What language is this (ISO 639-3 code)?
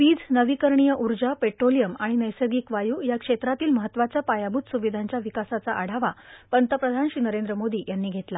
mar